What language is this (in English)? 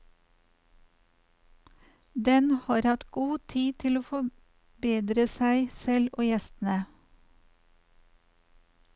Norwegian